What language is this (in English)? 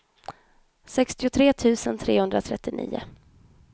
Swedish